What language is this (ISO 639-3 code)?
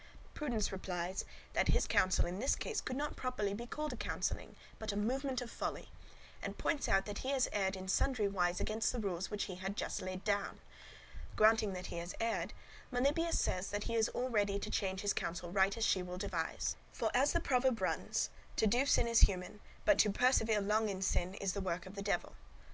eng